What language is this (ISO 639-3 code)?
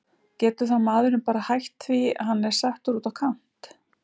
isl